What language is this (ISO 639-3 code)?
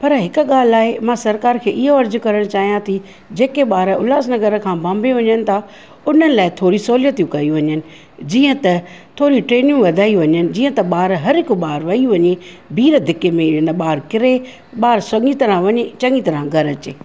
snd